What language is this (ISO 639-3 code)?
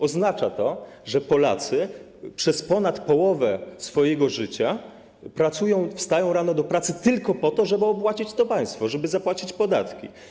pol